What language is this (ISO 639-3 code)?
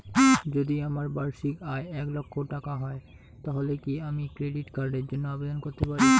ben